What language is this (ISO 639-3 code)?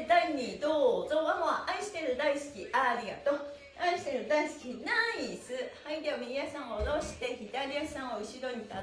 jpn